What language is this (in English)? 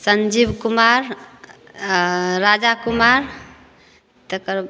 Maithili